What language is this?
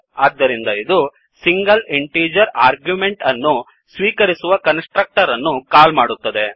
Kannada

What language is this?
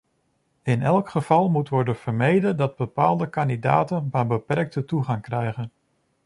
Dutch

